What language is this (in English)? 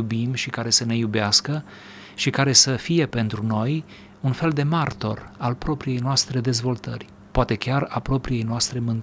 Romanian